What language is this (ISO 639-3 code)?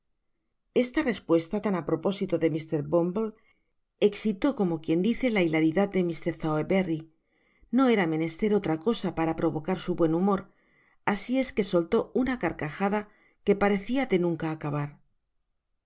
spa